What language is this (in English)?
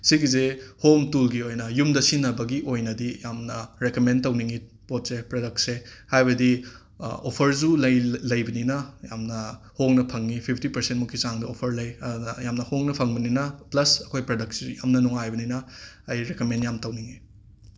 Manipuri